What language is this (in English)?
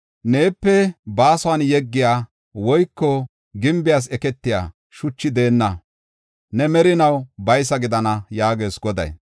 Gofa